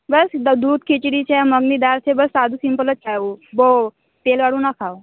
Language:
Gujarati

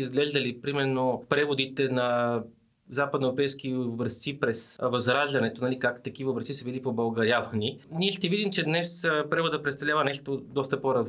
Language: Bulgarian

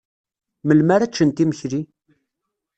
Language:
Kabyle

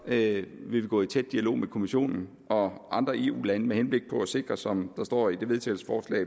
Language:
Danish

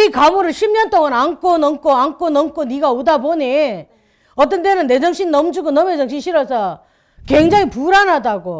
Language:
Korean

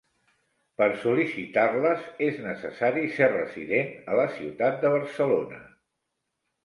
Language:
Catalan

